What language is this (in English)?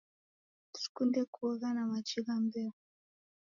Taita